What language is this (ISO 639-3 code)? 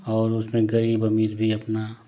hin